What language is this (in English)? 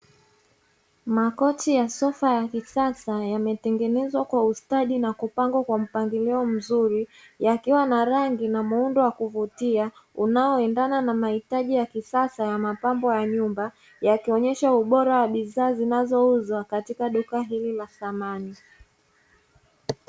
Swahili